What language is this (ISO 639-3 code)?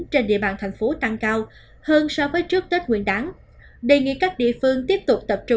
vie